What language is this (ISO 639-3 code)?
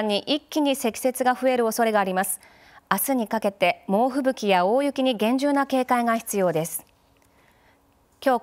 jpn